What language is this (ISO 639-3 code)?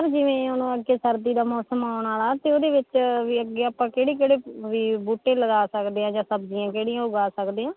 pan